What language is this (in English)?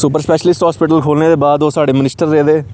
Dogri